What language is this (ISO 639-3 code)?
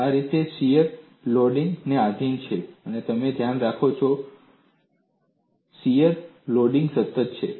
guj